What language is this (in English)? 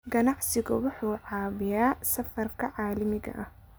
Somali